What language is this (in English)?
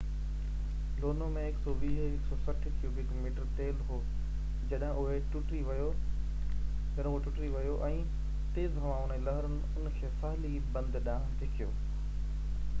Sindhi